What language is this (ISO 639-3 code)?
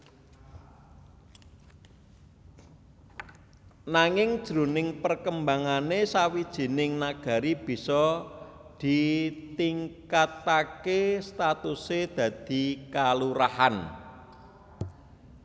jav